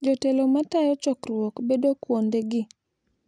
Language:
Luo (Kenya and Tanzania)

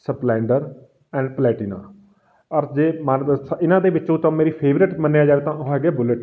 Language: Punjabi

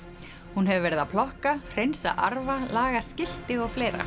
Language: Icelandic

